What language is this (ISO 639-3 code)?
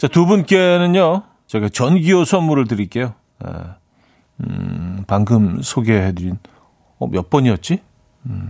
kor